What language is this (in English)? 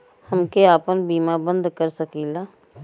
Bhojpuri